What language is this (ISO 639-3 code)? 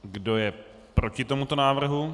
ces